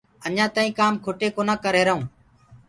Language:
Gurgula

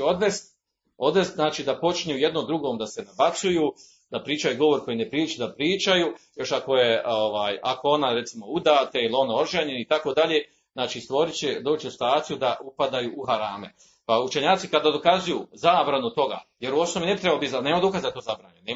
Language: Croatian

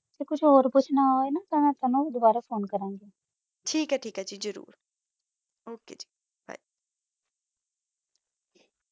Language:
Punjabi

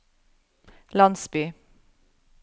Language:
Norwegian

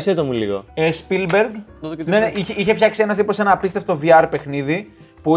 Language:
Greek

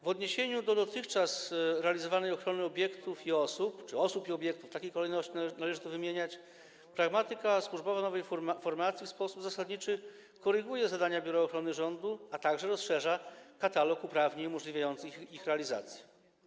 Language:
Polish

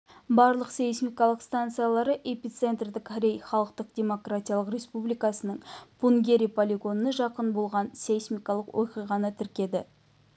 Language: Kazakh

